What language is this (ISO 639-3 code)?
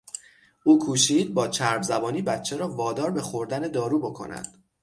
fas